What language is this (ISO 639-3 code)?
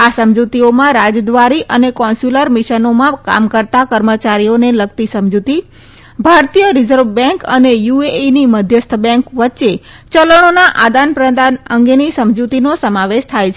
guj